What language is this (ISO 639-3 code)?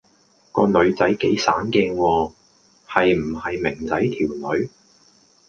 yue